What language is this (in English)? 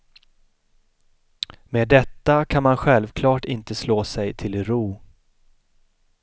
Swedish